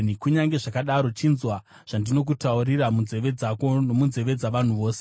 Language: Shona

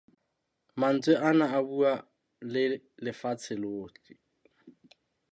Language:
Southern Sotho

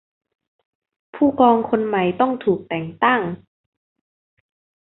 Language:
Thai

